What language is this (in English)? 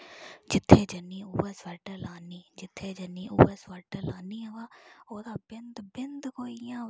Dogri